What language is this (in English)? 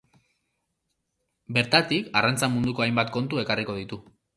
Basque